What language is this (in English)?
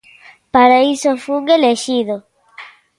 Galician